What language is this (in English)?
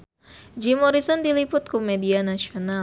Sundanese